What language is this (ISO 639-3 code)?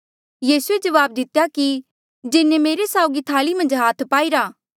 mjl